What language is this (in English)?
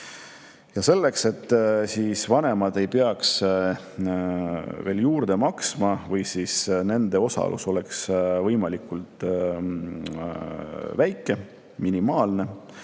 Estonian